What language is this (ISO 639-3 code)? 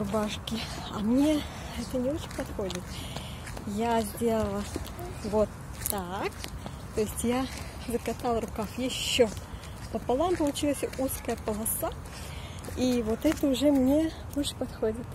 rus